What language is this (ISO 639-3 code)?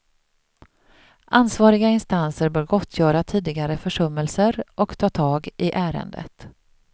swe